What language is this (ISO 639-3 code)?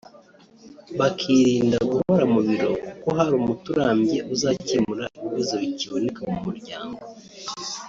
kin